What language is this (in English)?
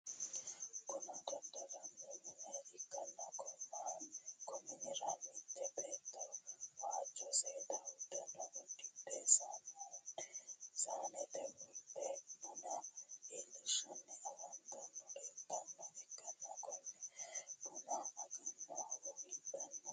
Sidamo